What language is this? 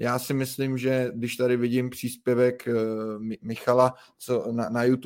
Czech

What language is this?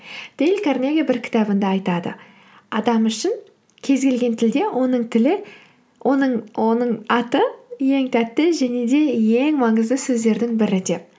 Kazakh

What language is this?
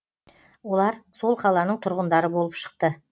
Kazakh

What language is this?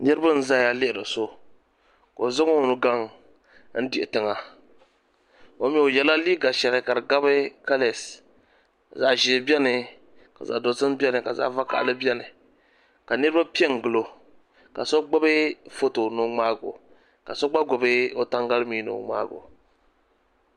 Dagbani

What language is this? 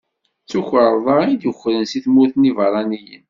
Kabyle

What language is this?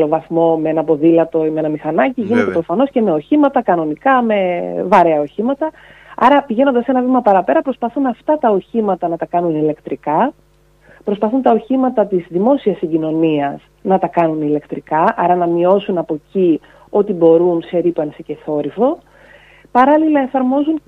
Greek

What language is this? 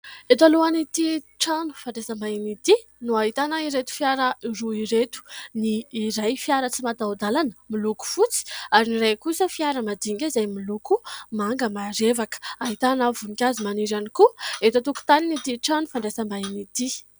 Malagasy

